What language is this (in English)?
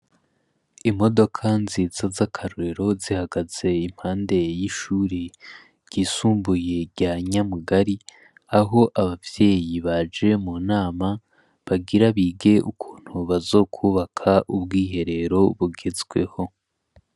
Rundi